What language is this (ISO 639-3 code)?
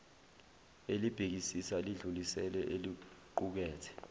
zul